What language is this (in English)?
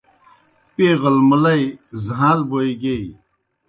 Kohistani Shina